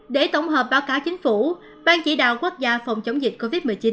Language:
Vietnamese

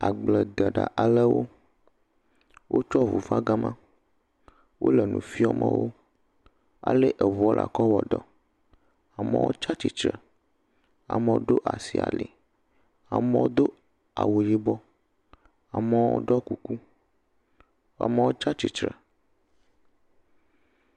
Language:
Ewe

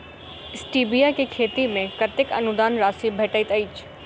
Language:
Maithili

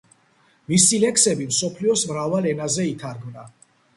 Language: Georgian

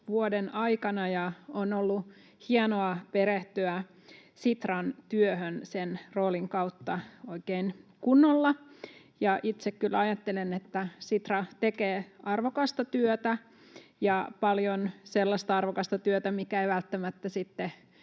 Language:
Finnish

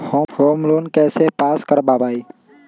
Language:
Magahi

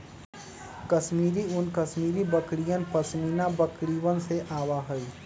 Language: Magahi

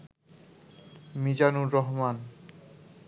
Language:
Bangla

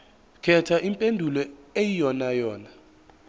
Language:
Zulu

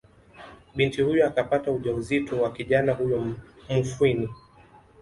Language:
Swahili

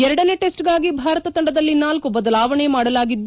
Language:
Kannada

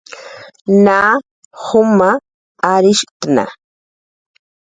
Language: Jaqaru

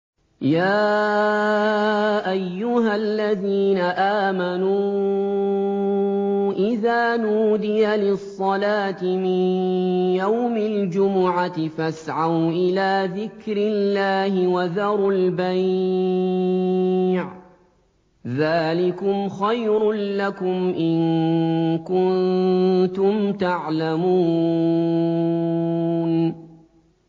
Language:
Arabic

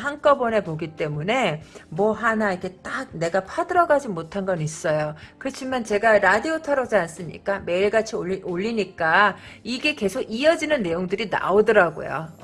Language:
Korean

